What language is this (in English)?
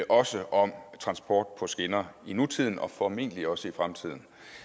Danish